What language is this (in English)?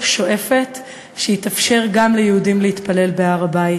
Hebrew